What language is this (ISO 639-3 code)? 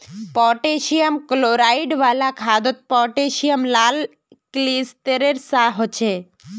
mag